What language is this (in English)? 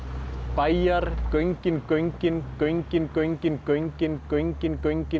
Icelandic